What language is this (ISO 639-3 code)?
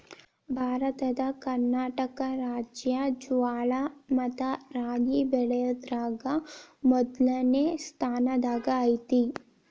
kan